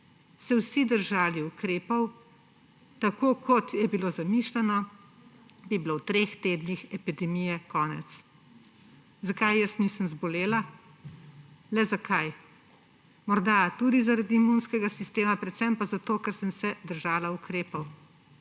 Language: Slovenian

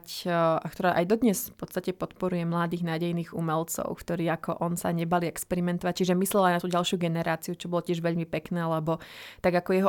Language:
Slovak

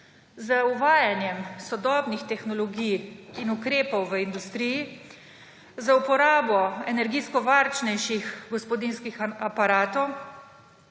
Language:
Slovenian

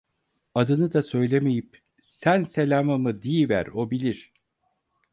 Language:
Turkish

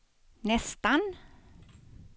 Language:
Swedish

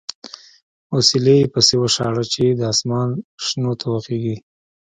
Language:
Pashto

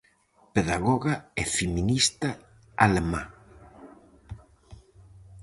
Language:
Galician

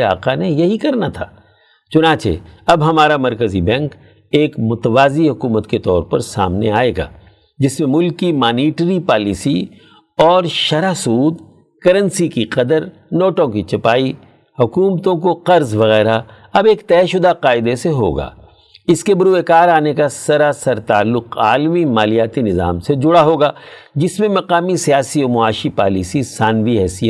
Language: Urdu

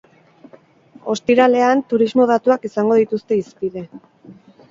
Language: Basque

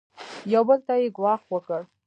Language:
Pashto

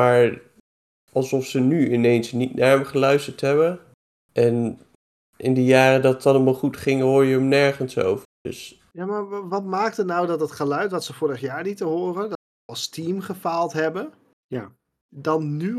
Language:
Dutch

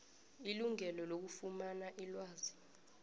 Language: South Ndebele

